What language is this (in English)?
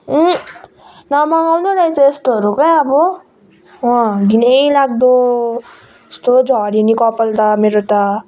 Nepali